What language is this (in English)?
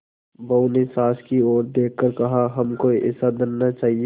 Hindi